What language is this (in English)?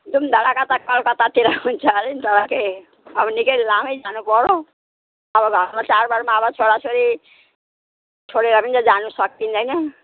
Nepali